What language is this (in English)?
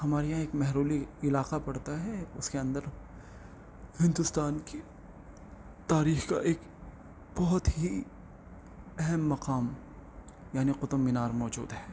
Urdu